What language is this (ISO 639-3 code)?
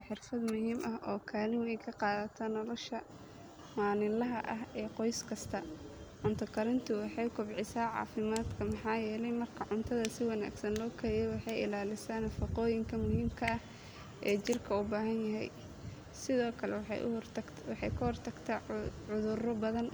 som